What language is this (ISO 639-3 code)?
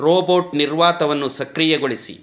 kan